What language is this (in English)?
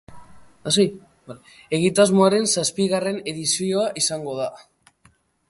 Basque